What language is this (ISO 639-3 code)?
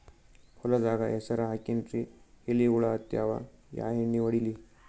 kan